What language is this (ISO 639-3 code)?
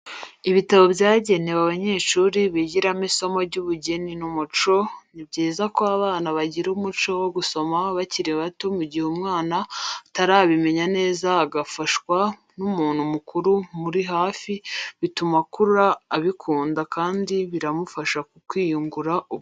kin